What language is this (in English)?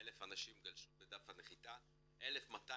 Hebrew